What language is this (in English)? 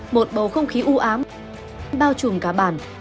Vietnamese